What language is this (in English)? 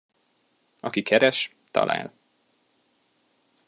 Hungarian